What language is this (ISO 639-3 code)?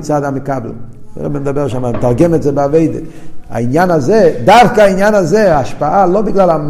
heb